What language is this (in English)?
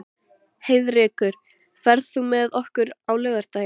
Icelandic